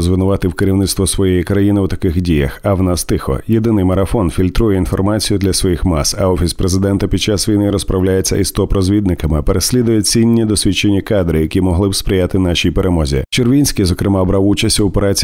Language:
Ukrainian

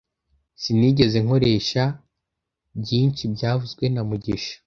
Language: Kinyarwanda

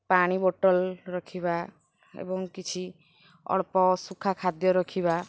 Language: Odia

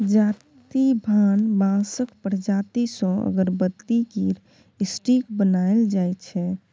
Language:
Maithili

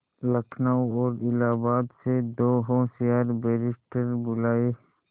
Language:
Hindi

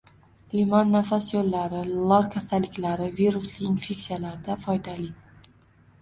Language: Uzbek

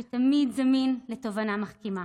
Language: Hebrew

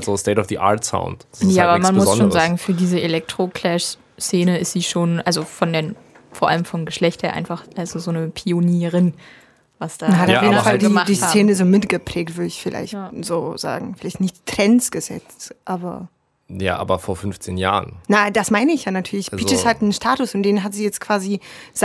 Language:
German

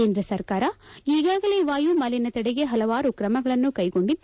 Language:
Kannada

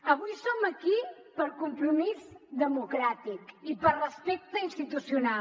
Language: Catalan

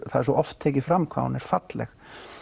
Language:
Icelandic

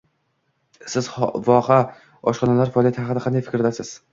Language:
Uzbek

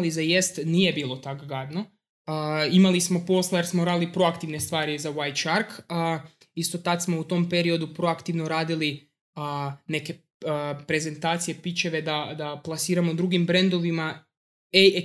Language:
Croatian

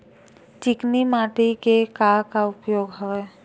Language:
Chhattisgarhi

